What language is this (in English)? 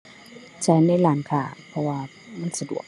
Thai